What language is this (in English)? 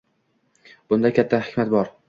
Uzbek